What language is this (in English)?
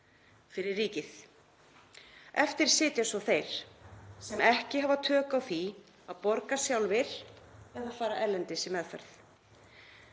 Icelandic